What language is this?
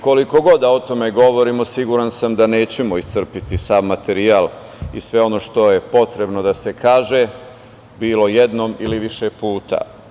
Serbian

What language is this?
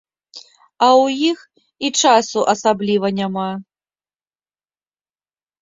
Belarusian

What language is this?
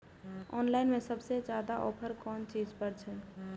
Maithili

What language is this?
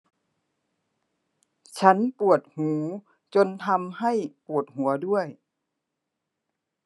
Thai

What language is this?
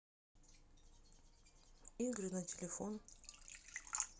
Russian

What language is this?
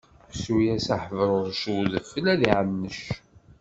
Kabyle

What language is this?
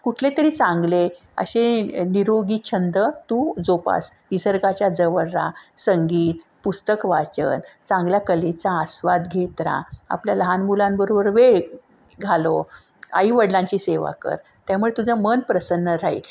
Marathi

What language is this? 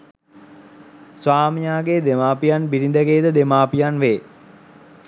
Sinhala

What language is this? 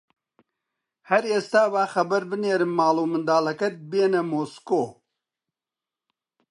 Central Kurdish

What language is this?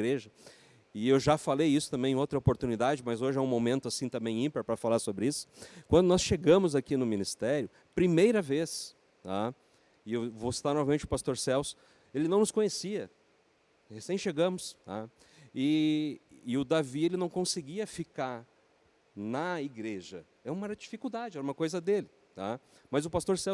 Portuguese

